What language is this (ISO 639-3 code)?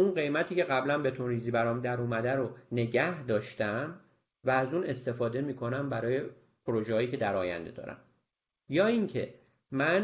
fas